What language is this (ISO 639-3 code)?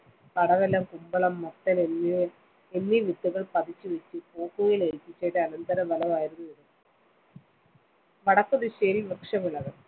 mal